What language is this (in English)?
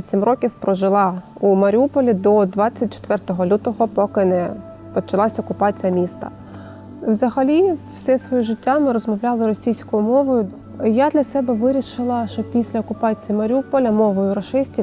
Ukrainian